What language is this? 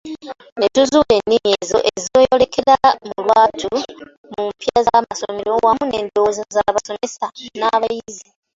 Ganda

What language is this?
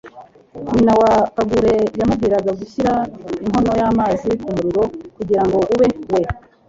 Kinyarwanda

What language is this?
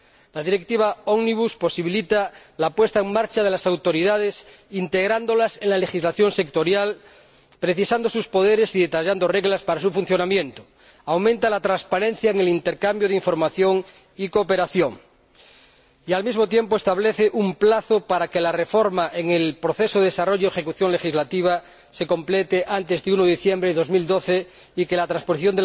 Spanish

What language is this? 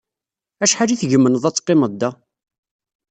Kabyle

